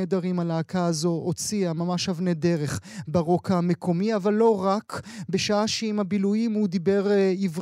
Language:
Hebrew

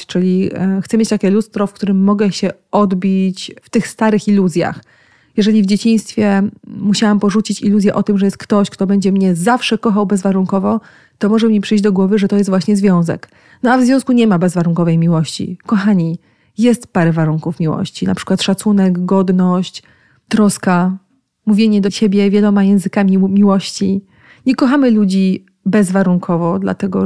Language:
Polish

